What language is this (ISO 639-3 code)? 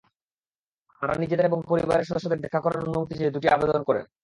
ben